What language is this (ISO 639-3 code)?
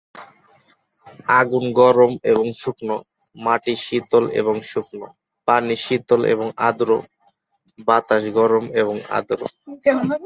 ben